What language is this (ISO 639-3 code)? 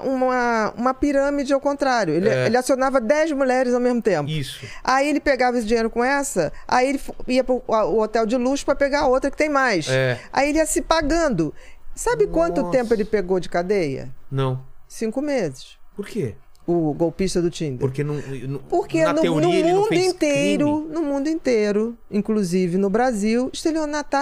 por